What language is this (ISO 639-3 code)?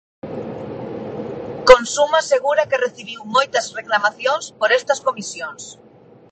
glg